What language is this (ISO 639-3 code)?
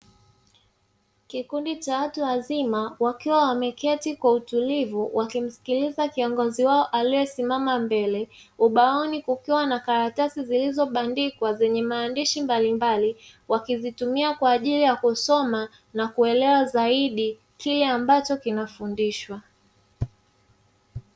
swa